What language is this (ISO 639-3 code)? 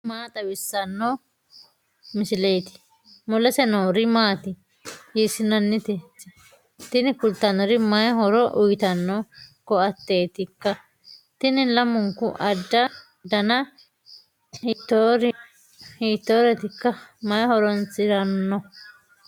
sid